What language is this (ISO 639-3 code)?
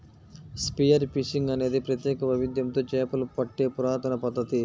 tel